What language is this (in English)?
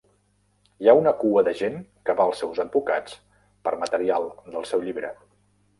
Catalan